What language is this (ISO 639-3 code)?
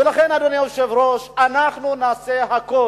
heb